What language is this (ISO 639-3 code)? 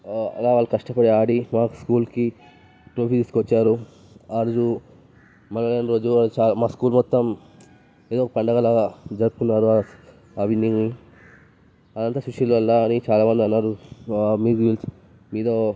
tel